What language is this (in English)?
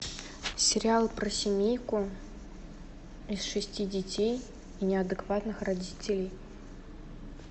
Russian